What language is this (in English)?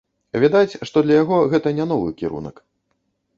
Belarusian